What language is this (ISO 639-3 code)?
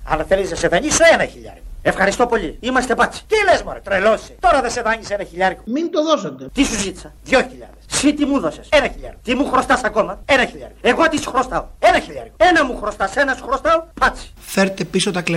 ell